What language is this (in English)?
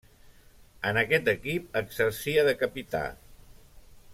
Catalan